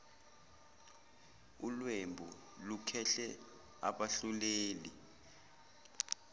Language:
Zulu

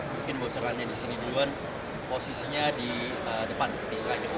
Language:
Indonesian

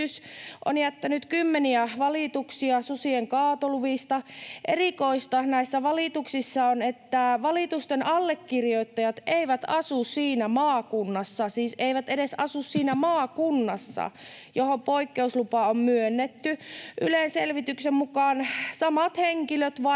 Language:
Finnish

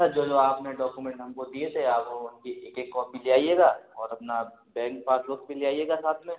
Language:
Hindi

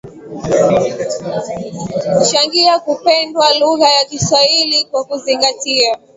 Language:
Swahili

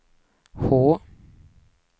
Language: Swedish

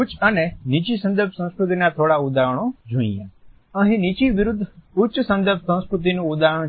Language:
Gujarati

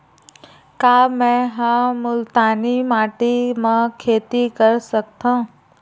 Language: Chhattisgarhi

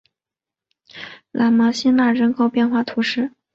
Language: Chinese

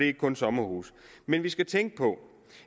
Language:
Danish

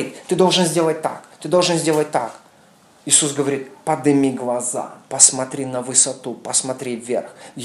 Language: Russian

